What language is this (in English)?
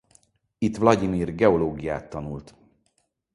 Hungarian